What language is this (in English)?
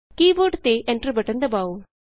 Punjabi